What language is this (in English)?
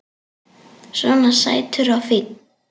Icelandic